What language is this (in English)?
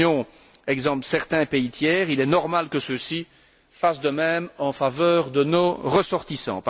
French